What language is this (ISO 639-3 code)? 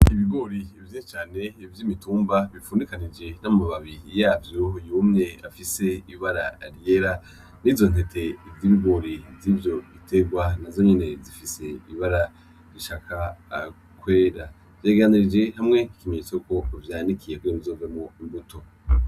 run